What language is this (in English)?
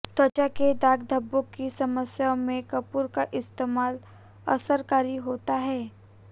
Hindi